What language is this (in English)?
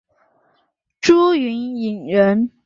Chinese